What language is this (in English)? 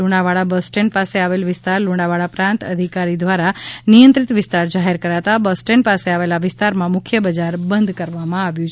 Gujarati